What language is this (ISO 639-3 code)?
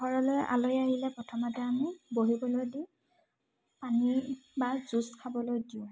asm